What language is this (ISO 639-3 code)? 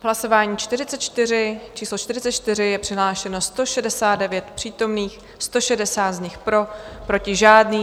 ces